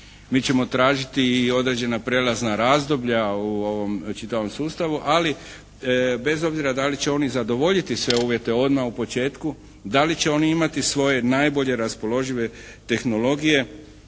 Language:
Croatian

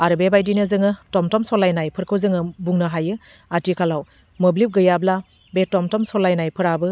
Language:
Bodo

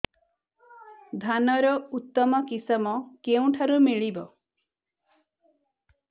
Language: Odia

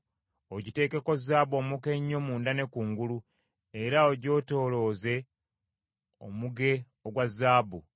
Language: Ganda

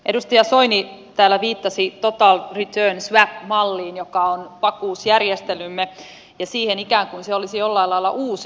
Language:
Finnish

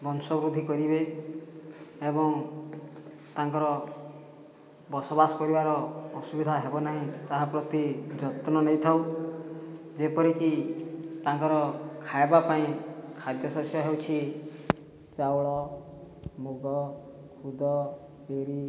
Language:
Odia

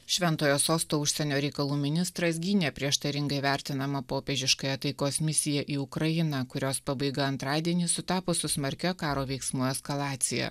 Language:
Lithuanian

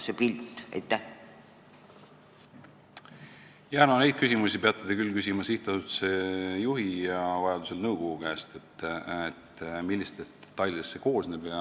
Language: Estonian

